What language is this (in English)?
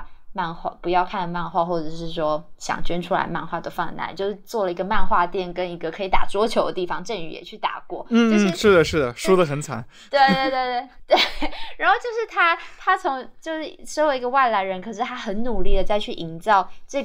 Chinese